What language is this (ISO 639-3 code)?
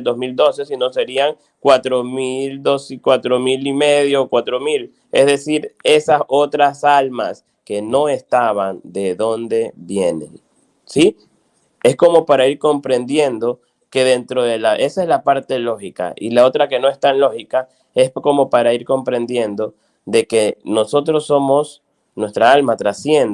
spa